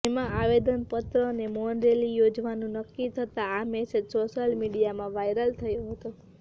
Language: Gujarati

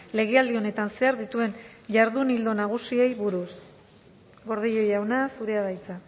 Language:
Basque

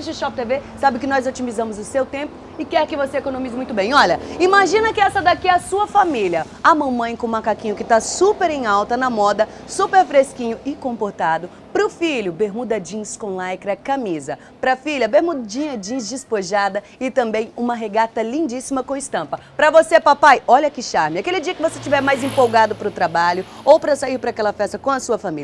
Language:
Portuguese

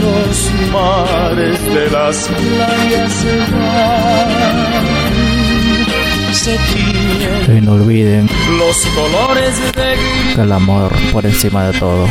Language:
Spanish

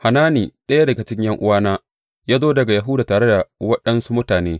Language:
Hausa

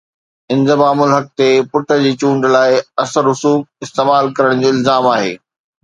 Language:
Sindhi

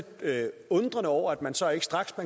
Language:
Danish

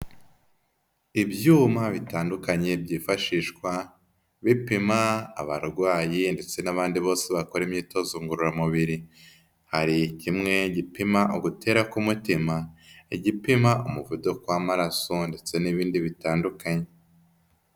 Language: Kinyarwanda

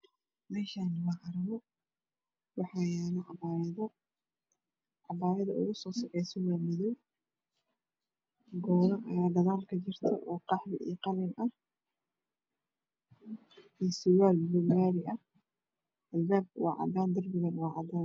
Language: Somali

